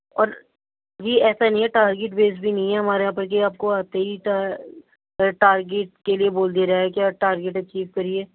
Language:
Urdu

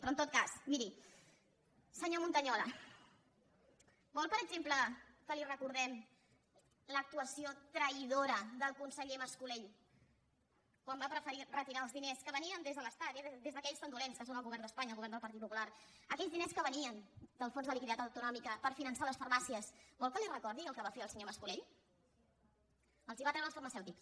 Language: Catalan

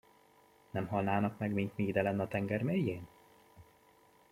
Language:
Hungarian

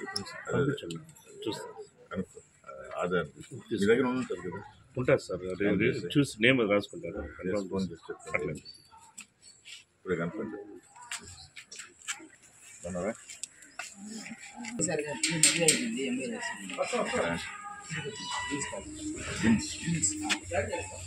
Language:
Telugu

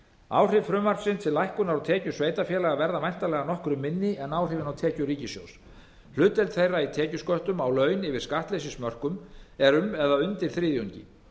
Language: Icelandic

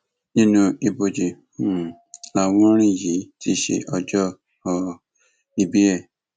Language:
Yoruba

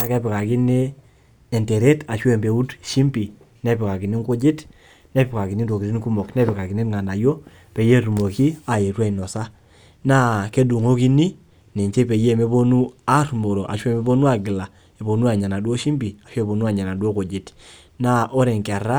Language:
Masai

